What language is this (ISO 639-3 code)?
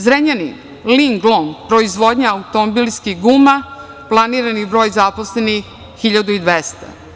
srp